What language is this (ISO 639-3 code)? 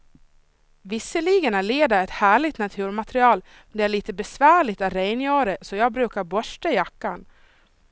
swe